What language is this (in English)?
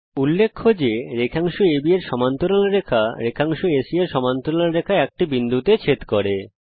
Bangla